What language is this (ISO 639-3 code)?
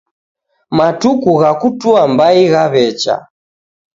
dav